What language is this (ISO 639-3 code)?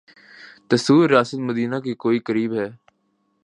urd